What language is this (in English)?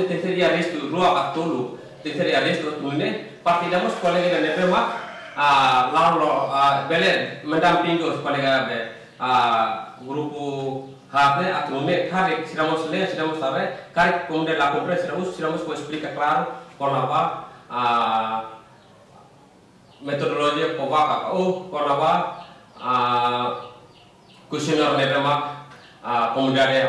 Indonesian